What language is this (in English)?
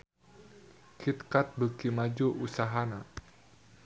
Sundanese